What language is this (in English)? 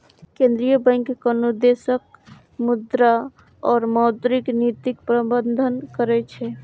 Maithili